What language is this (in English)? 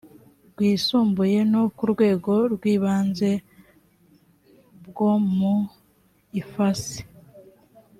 Kinyarwanda